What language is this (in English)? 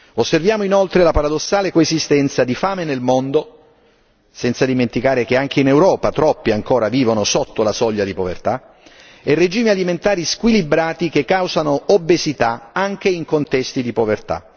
Italian